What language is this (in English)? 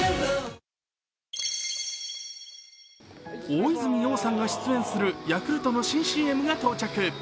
Japanese